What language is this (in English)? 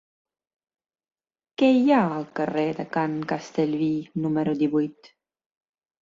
Catalan